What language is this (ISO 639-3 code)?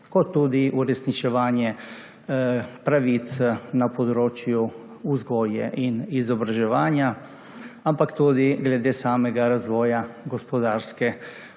slv